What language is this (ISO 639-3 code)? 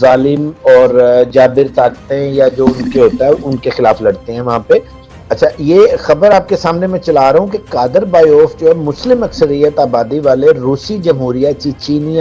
urd